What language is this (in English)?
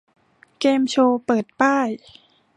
Thai